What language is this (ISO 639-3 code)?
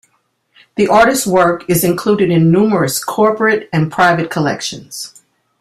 eng